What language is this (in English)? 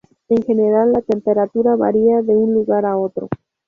Spanish